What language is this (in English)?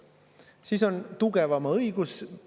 Estonian